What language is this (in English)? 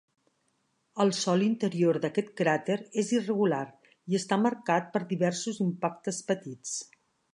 Catalan